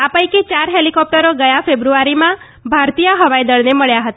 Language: Gujarati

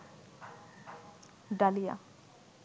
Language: Bangla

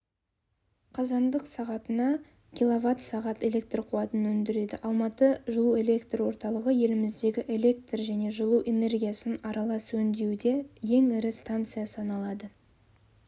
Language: Kazakh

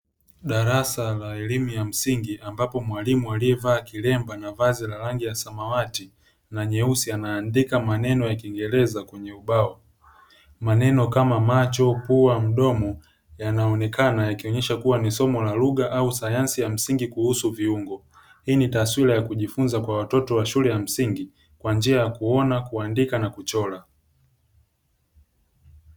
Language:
Swahili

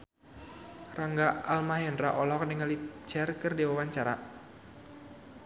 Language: Sundanese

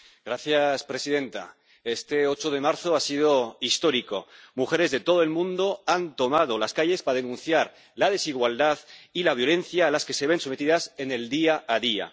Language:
Spanish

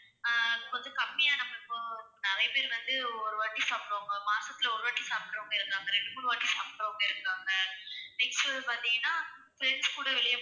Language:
Tamil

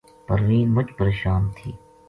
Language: Gujari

